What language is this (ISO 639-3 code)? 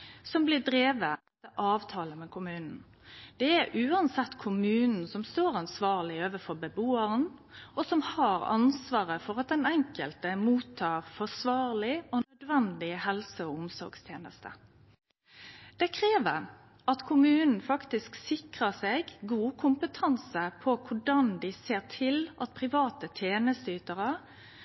nno